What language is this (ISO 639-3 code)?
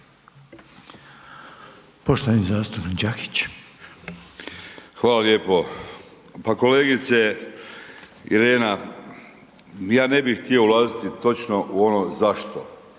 hrv